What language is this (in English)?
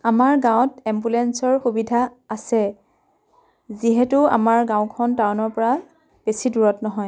Assamese